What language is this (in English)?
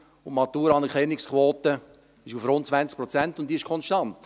Swiss German